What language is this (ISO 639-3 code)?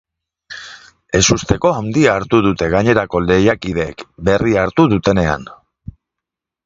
eus